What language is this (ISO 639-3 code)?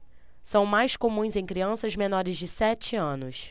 por